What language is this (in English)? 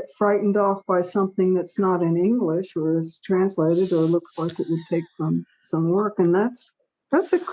English